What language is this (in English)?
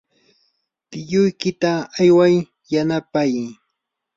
Yanahuanca Pasco Quechua